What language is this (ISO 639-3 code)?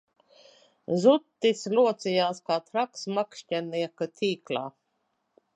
lav